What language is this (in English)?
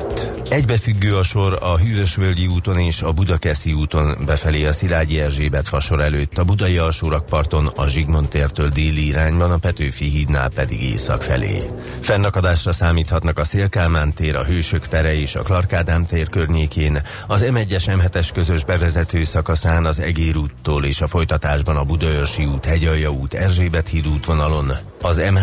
Hungarian